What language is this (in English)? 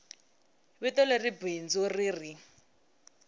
Tsonga